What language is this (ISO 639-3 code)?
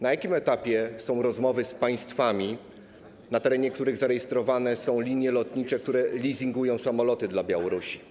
pol